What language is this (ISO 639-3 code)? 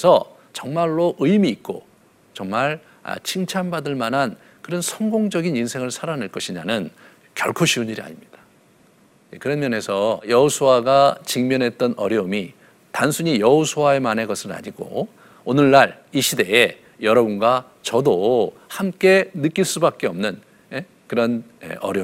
kor